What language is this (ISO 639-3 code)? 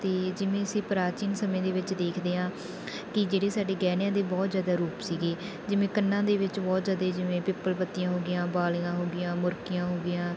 pan